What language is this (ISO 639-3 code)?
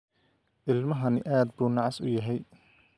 som